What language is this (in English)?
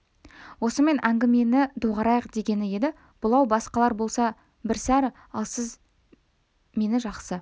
Kazakh